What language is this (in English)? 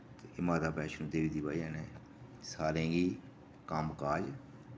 Dogri